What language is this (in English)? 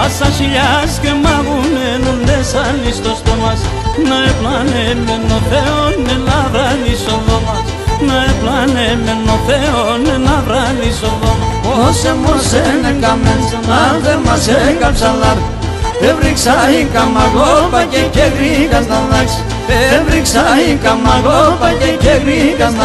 Greek